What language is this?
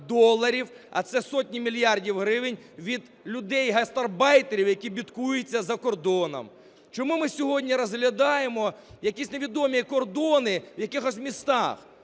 Ukrainian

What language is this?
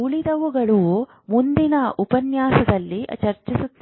Kannada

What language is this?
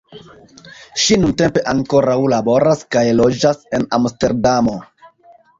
Esperanto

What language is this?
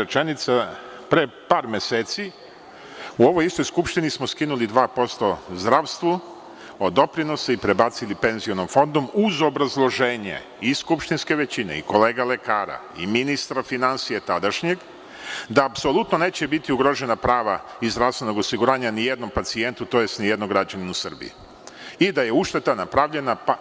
Serbian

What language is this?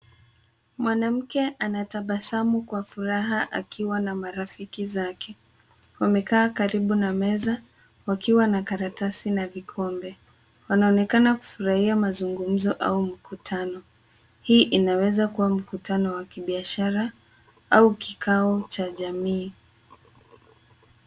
Swahili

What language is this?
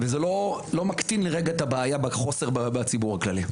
Hebrew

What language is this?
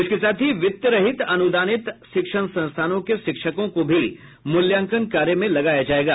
Hindi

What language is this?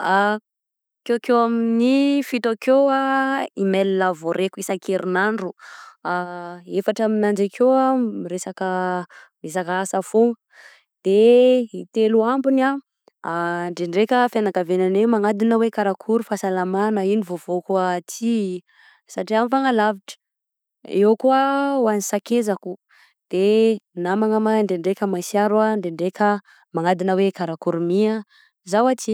Southern Betsimisaraka Malagasy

